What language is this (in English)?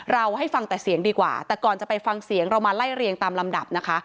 Thai